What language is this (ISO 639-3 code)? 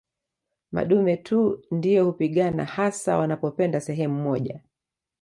swa